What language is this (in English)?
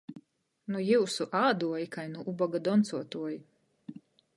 Latgalian